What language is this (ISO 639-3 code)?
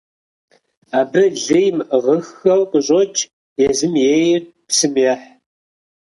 kbd